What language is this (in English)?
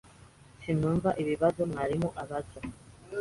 Kinyarwanda